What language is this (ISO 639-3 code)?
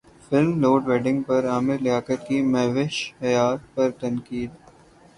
urd